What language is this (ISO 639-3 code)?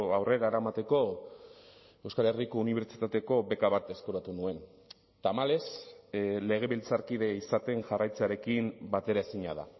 eus